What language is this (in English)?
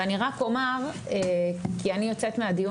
Hebrew